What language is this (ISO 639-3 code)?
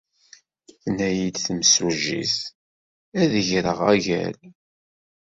kab